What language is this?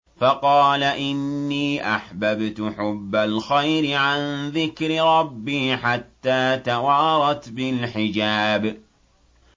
Arabic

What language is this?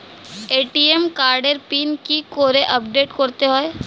Bangla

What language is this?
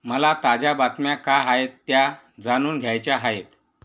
Marathi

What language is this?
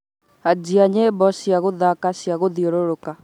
Kikuyu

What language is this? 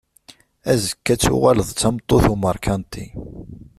Kabyle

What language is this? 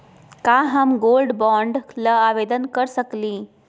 Magahi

